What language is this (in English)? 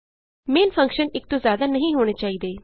Punjabi